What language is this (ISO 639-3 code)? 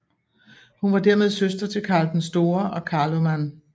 dan